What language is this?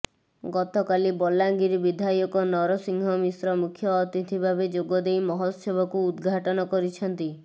Odia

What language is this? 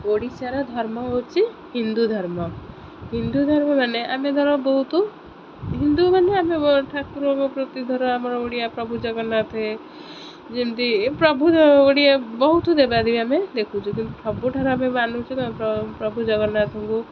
Odia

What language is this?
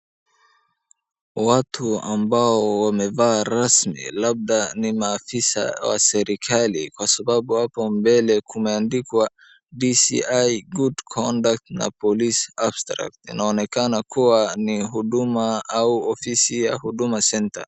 Swahili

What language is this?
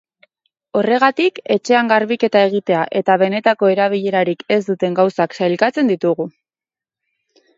Basque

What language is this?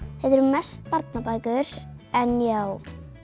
Icelandic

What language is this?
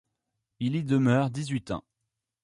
French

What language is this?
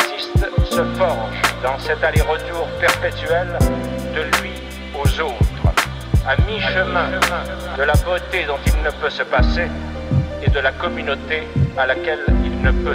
French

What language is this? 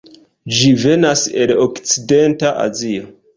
Esperanto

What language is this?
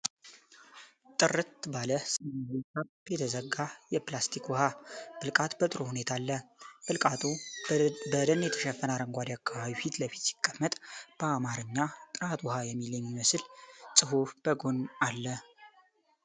Amharic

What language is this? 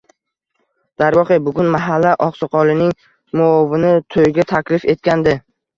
Uzbek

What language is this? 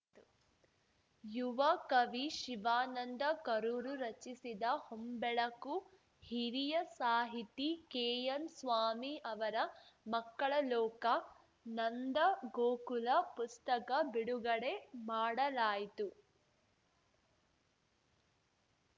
Kannada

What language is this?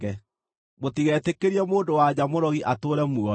Kikuyu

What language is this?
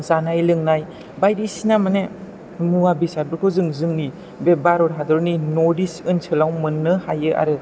Bodo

